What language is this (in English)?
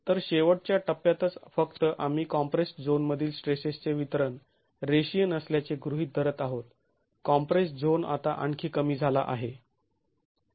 Marathi